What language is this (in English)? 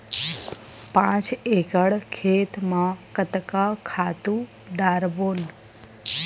Chhattisgarhi